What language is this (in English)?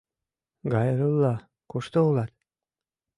Mari